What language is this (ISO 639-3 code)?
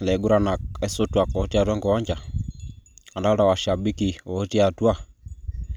mas